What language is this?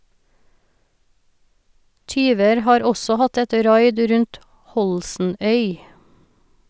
Norwegian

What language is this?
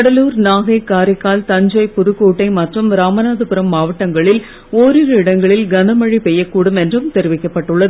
Tamil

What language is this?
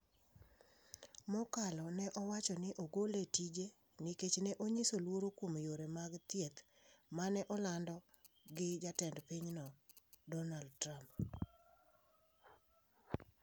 Luo (Kenya and Tanzania)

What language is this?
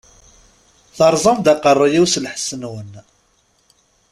Kabyle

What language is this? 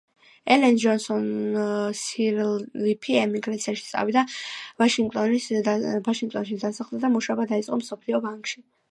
Georgian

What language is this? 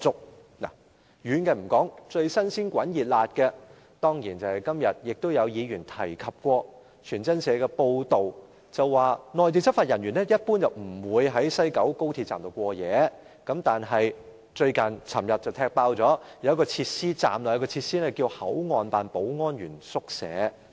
Cantonese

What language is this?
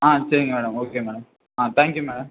Tamil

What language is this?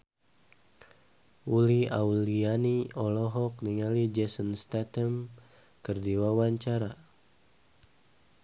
Sundanese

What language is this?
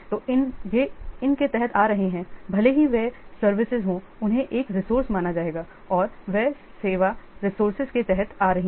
Hindi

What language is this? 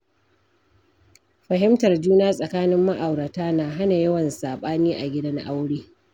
Hausa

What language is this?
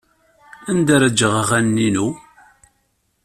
Kabyle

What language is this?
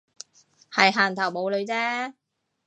Cantonese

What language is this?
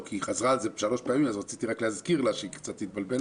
Hebrew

